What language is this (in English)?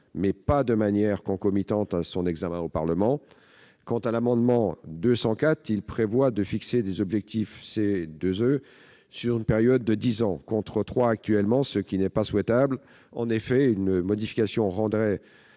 French